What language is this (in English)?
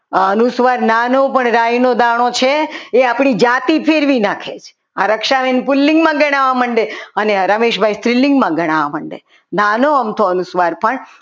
Gujarati